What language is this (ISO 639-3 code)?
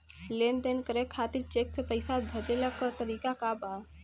bho